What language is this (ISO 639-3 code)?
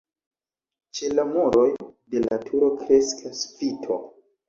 epo